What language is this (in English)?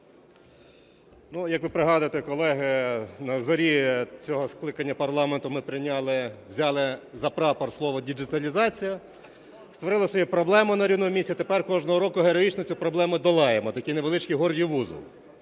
Ukrainian